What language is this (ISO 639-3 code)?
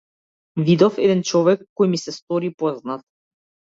mkd